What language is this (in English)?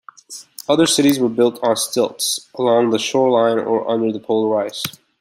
English